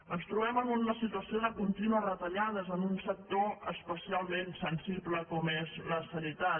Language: Catalan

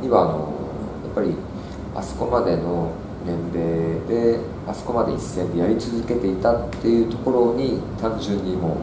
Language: Japanese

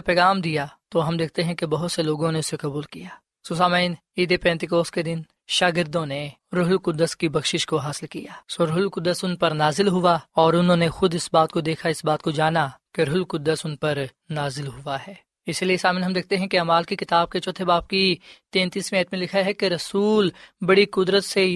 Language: Urdu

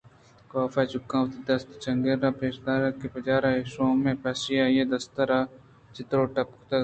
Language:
Eastern Balochi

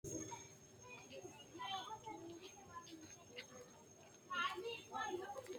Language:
Sidamo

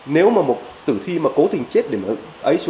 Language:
Vietnamese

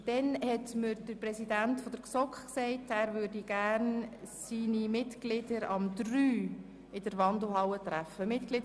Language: Swiss German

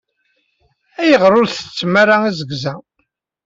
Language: Kabyle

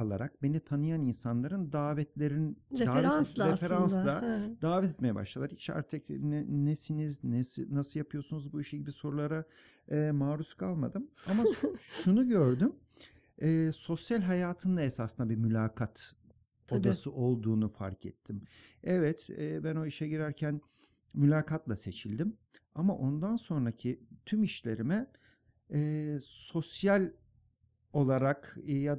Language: Turkish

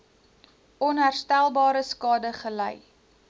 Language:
Afrikaans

